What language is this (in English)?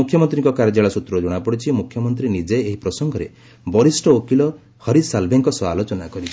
Odia